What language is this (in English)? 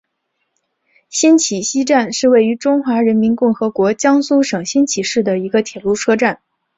Chinese